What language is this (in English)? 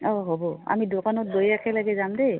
Assamese